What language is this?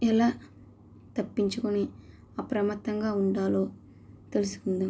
Telugu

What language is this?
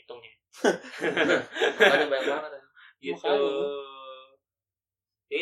Indonesian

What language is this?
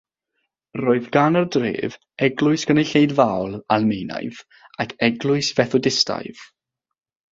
Welsh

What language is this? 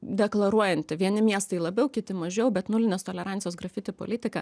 Lithuanian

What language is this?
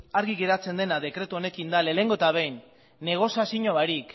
Basque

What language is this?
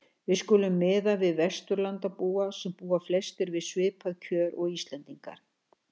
Icelandic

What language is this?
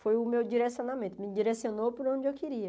Portuguese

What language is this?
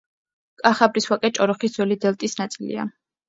Georgian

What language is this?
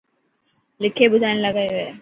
Dhatki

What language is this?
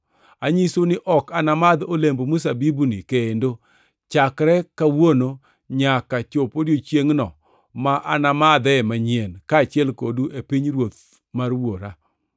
Luo (Kenya and Tanzania)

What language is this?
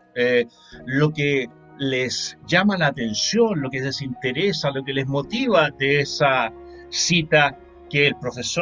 Spanish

